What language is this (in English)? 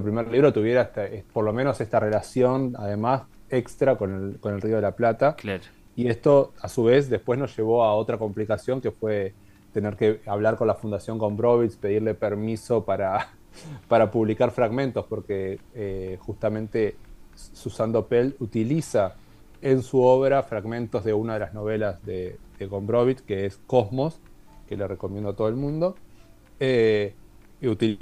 Spanish